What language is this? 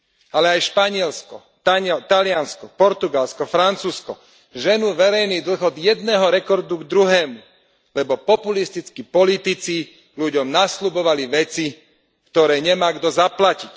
Slovak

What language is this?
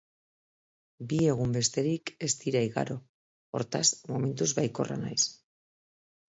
Basque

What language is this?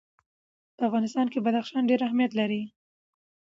Pashto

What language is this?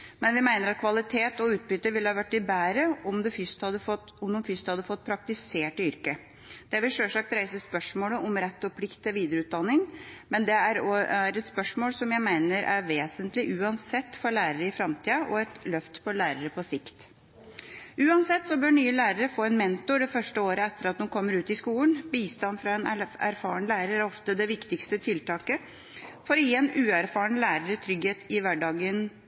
Norwegian Bokmål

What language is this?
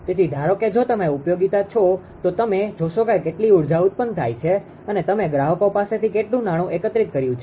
Gujarati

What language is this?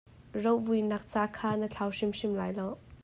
Hakha Chin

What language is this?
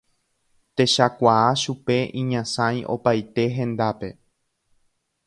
Guarani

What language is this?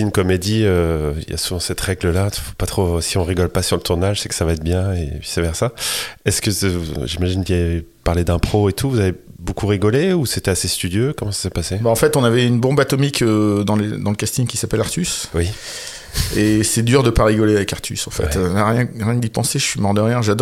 French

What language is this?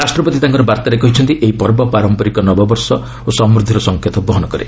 Odia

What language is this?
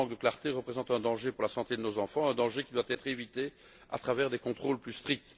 French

